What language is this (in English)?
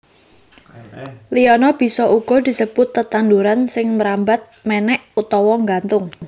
Javanese